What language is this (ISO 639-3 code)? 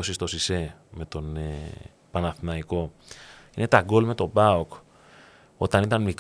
ell